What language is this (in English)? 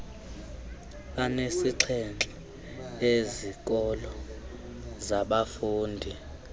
Xhosa